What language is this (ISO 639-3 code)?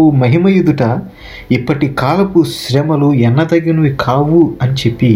tel